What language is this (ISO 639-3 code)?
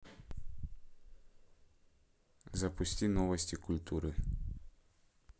rus